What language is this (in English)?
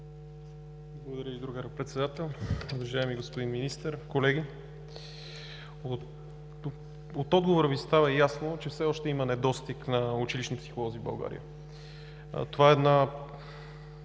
Bulgarian